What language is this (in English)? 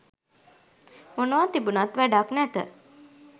Sinhala